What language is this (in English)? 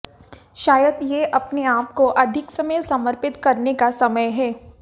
Hindi